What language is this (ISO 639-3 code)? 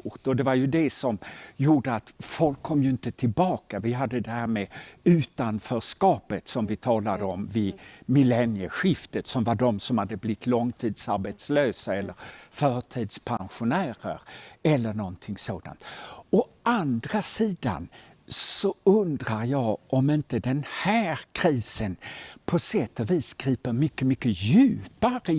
swe